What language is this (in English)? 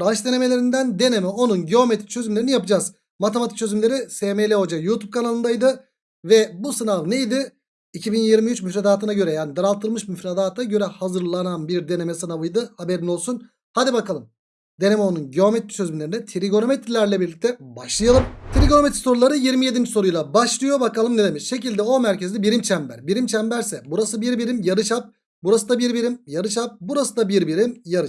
Turkish